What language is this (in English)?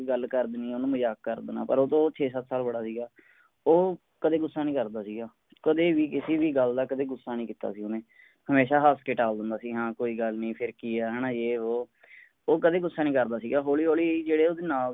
Punjabi